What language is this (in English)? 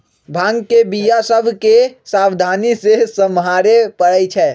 Magahi